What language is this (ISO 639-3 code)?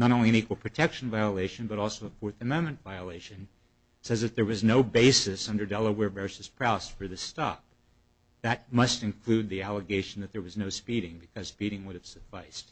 eng